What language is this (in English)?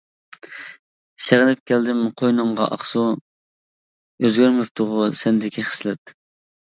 Uyghur